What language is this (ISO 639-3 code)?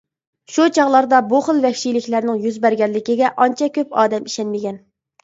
uig